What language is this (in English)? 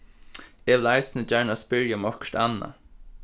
Faroese